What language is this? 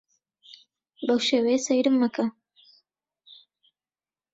Central Kurdish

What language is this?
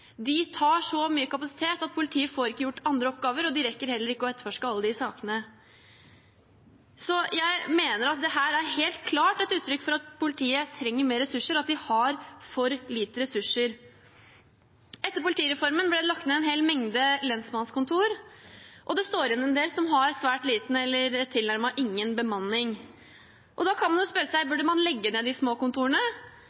Norwegian Bokmål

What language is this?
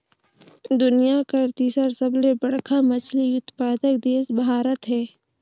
Chhattisgarhi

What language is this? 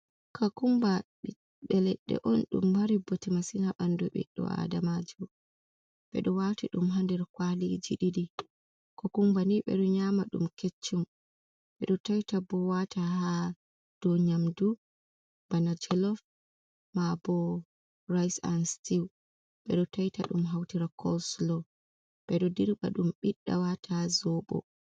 Fula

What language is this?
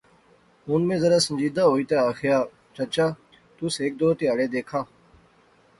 Pahari-Potwari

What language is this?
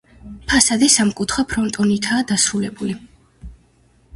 Georgian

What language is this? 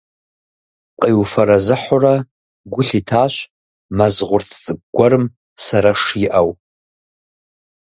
Kabardian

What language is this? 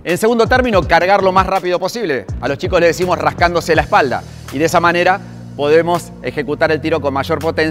Spanish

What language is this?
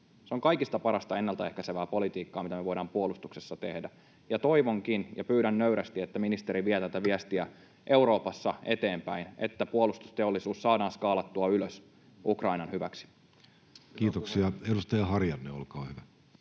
Finnish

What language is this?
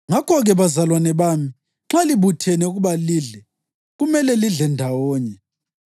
North Ndebele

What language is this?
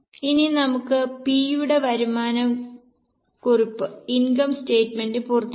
Malayalam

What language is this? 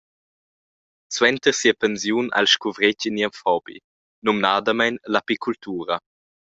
Romansh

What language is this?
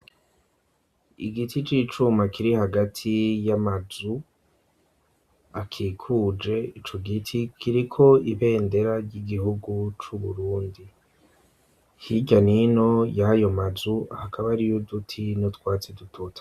Rundi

